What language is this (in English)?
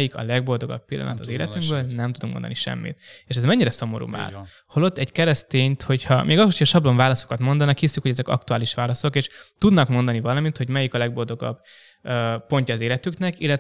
Hungarian